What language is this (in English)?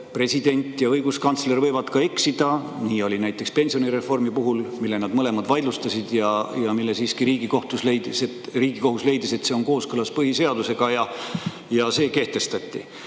Estonian